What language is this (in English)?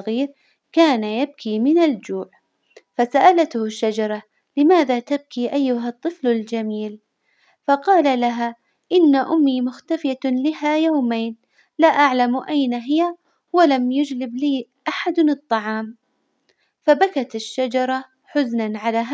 Hijazi Arabic